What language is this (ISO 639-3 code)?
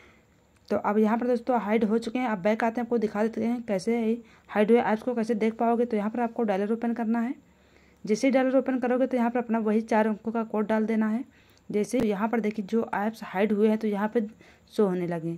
hin